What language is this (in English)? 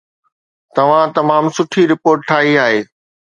Sindhi